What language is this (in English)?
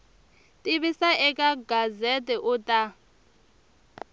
Tsonga